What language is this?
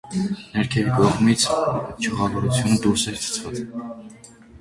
Armenian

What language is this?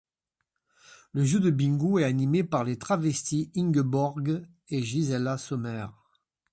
French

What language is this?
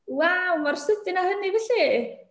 Welsh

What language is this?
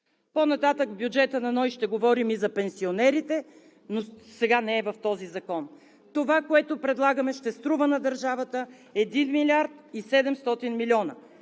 Bulgarian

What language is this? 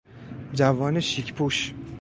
Persian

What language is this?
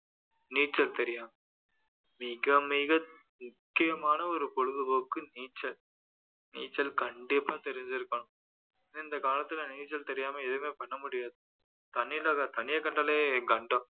Tamil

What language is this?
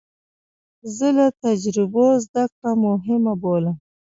Pashto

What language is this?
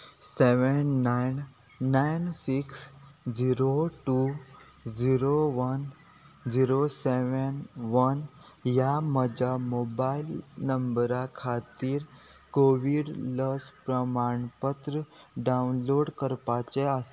Konkani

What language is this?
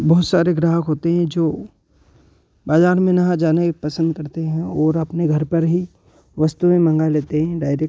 Hindi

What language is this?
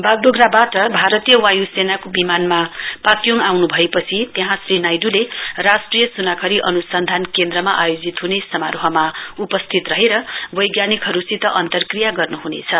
Nepali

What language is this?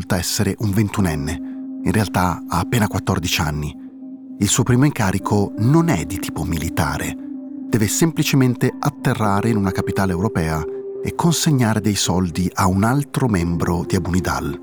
Italian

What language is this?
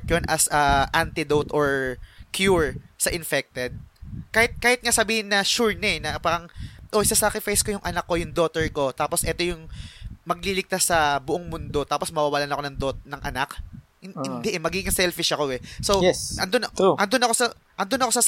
Filipino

